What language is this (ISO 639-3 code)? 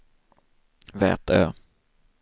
swe